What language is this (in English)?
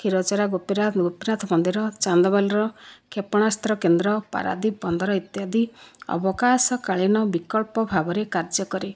Odia